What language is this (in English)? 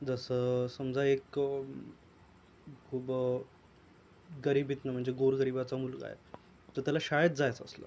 Marathi